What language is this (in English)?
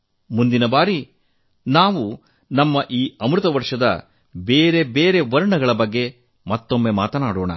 Kannada